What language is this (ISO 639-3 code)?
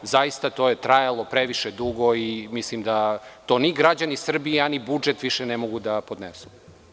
srp